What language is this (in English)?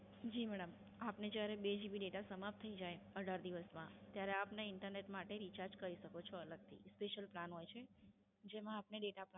Gujarati